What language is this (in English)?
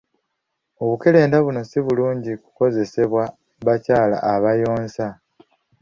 Ganda